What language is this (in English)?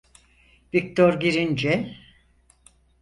Turkish